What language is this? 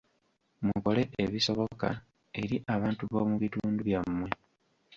Ganda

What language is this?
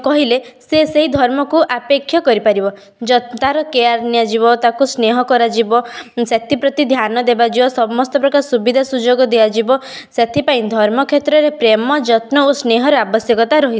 Odia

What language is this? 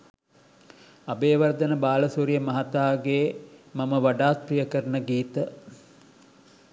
Sinhala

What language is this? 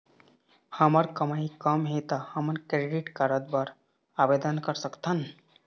Chhattisgarhi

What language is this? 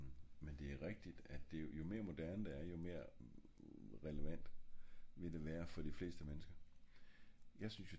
Danish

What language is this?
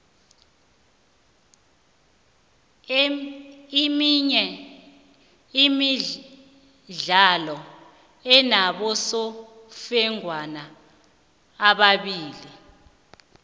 South Ndebele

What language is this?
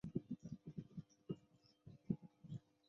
Chinese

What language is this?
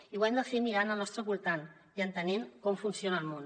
Catalan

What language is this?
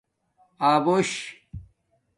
Domaaki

